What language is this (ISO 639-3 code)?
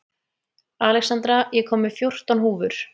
isl